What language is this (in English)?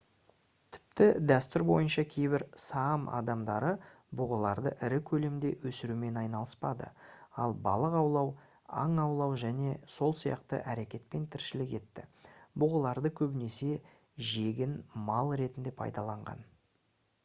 Kazakh